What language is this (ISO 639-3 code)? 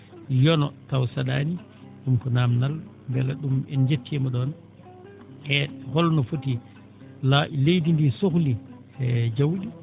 ful